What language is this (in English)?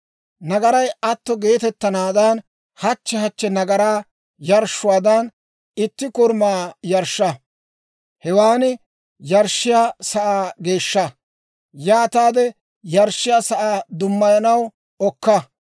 Dawro